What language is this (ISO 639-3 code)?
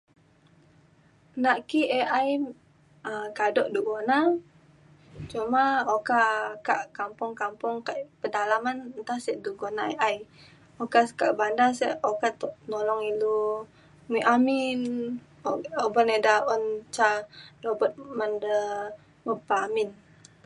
xkl